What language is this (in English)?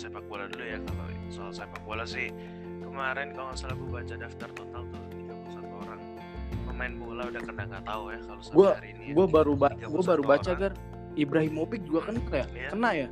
Indonesian